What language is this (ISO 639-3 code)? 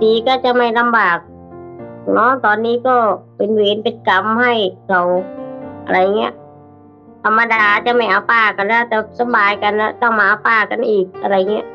tha